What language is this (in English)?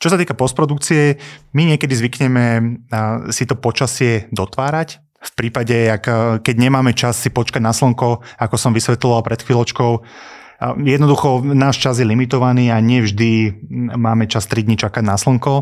Slovak